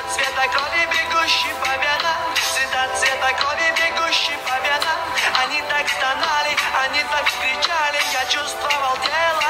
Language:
Russian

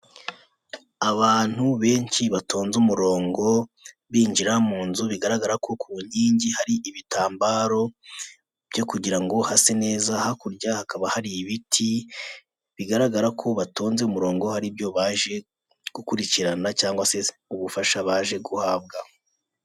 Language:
Kinyarwanda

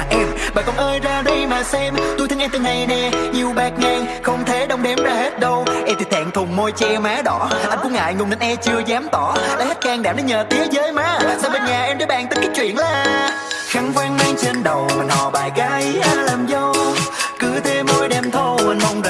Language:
Vietnamese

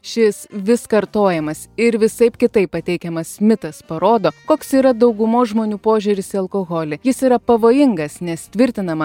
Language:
Lithuanian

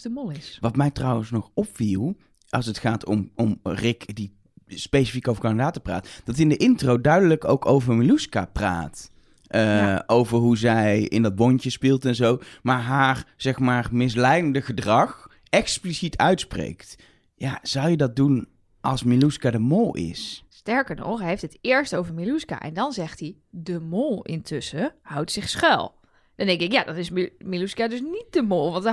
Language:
Dutch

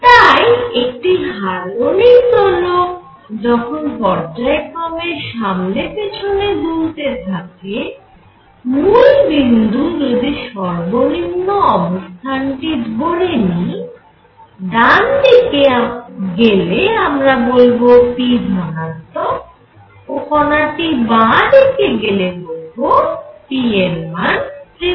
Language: Bangla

